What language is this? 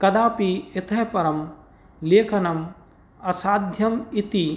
Sanskrit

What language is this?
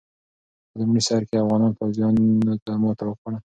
Pashto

